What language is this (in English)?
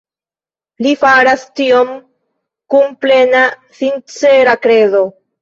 Esperanto